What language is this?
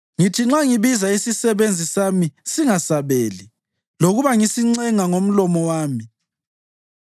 North Ndebele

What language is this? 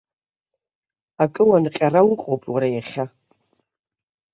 Abkhazian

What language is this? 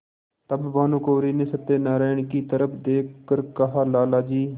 Hindi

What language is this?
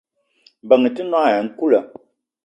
Eton (Cameroon)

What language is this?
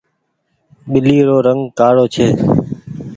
Goaria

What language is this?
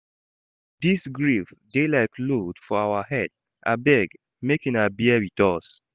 Nigerian Pidgin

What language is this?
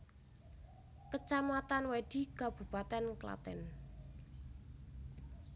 Javanese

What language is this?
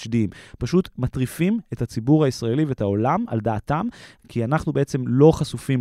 Hebrew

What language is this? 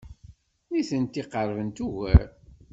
Kabyle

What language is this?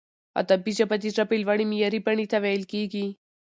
Pashto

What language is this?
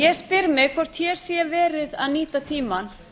Icelandic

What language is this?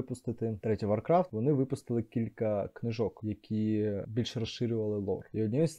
Ukrainian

